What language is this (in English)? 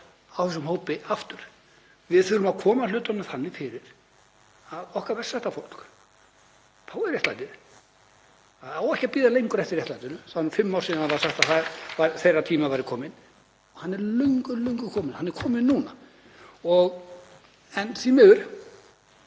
Icelandic